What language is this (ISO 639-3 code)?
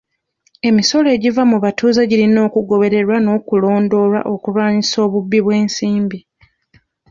lug